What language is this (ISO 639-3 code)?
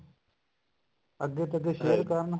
pan